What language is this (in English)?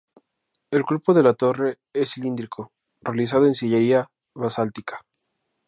Spanish